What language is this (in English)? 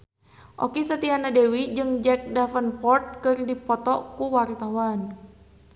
Sundanese